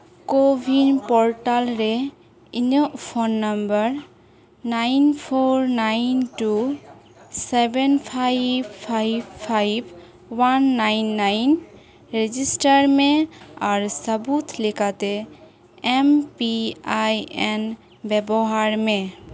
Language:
Santali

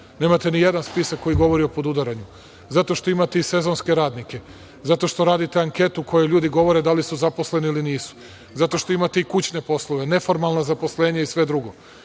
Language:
Serbian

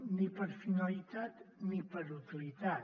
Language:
Catalan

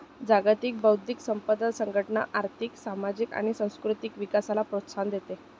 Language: Marathi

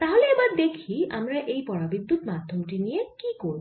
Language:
Bangla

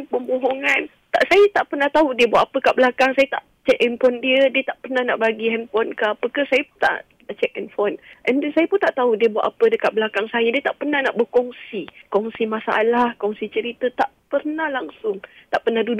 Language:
Malay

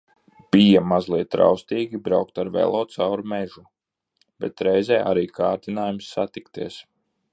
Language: Latvian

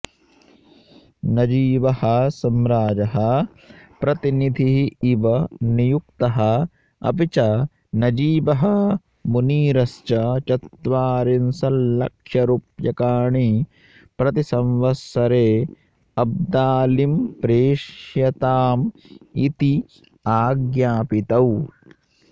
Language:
Sanskrit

